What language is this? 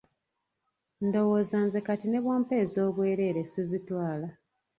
Ganda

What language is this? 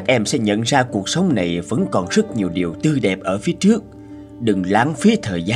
Vietnamese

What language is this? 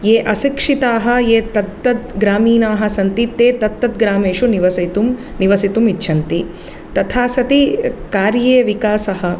Sanskrit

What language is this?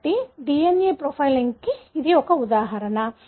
Telugu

